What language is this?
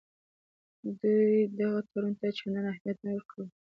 Pashto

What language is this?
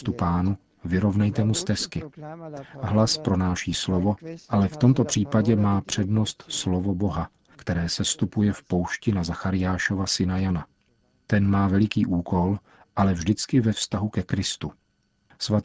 Czech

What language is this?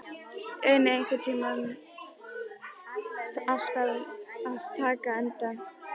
Icelandic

